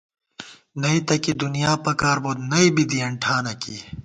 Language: Gawar-Bati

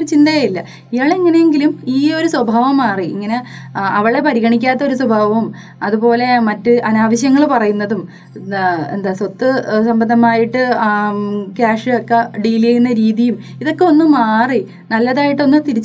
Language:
Malayalam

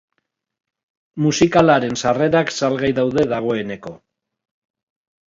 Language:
Basque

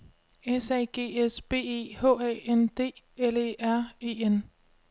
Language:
Danish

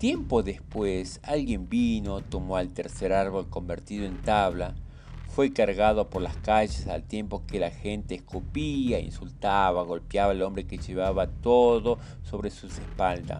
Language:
Spanish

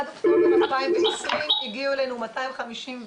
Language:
Hebrew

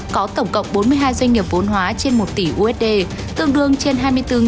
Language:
Vietnamese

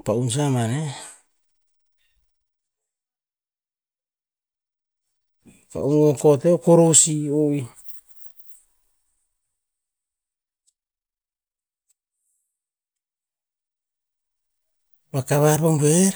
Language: Tinputz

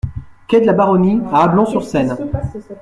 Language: French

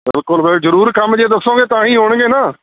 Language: Punjabi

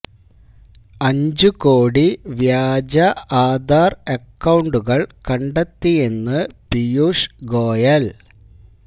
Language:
Malayalam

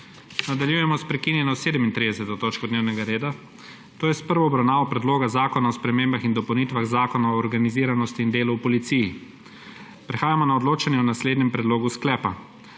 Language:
Slovenian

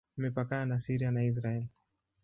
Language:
Swahili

